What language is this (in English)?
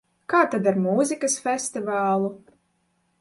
Latvian